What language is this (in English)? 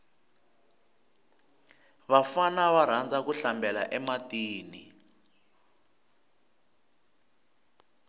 Tsonga